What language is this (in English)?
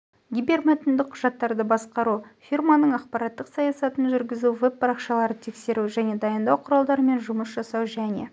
Kazakh